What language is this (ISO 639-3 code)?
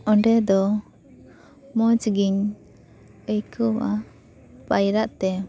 sat